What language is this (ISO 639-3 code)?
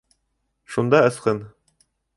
bak